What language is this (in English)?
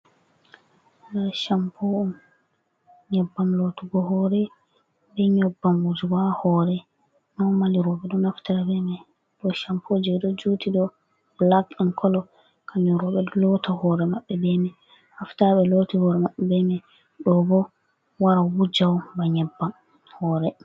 Fula